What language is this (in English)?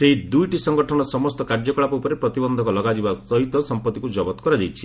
Odia